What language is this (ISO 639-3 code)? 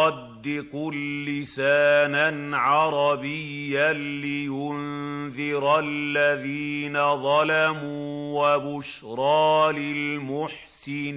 ara